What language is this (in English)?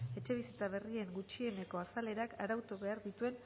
Basque